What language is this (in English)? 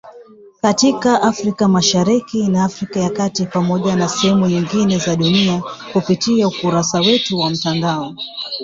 Swahili